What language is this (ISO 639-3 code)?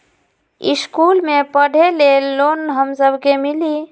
mag